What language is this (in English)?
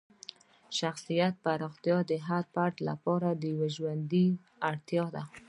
Pashto